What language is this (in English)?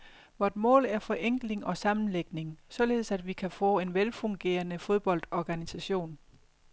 Danish